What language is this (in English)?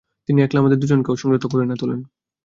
Bangla